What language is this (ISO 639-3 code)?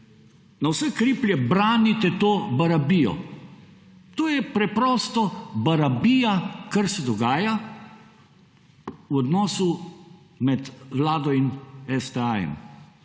slv